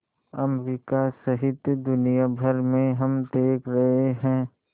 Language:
Hindi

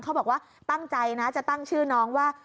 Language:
Thai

